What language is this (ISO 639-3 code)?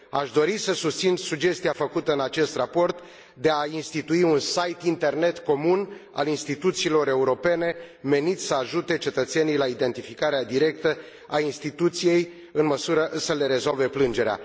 ron